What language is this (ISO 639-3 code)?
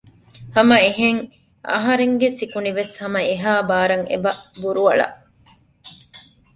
div